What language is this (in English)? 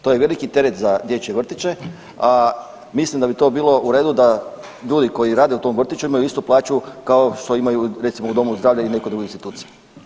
Croatian